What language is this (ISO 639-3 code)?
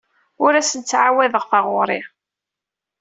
kab